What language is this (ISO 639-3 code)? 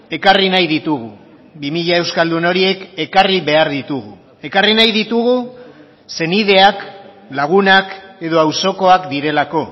eus